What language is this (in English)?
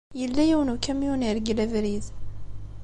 Kabyle